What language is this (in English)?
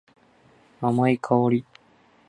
Japanese